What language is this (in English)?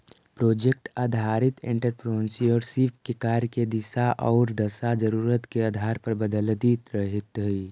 Magahi